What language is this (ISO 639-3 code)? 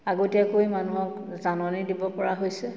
asm